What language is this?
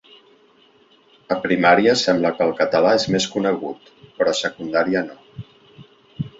Catalan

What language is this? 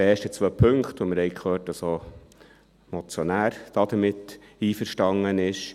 Swiss German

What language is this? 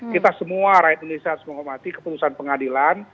Indonesian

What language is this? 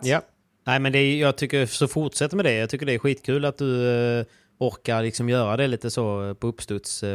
Swedish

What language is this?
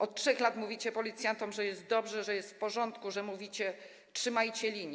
Polish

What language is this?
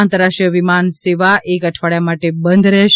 Gujarati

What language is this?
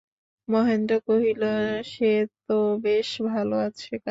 Bangla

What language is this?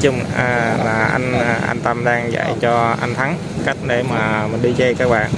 Vietnamese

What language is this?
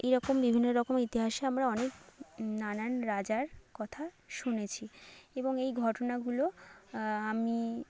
Bangla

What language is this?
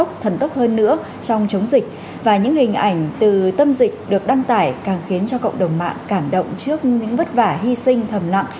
Vietnamese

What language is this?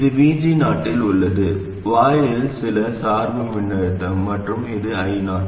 Tamil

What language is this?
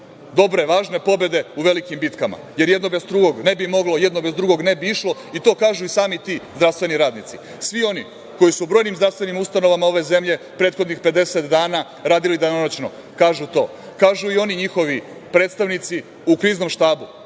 Serbian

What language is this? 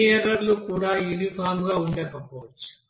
Telugu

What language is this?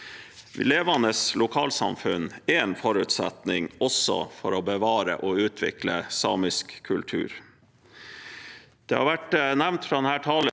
Norwegian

